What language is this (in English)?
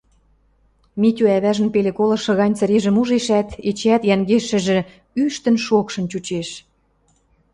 Western Mari